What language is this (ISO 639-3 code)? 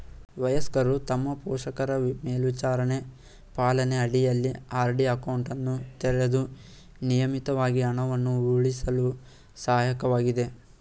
kan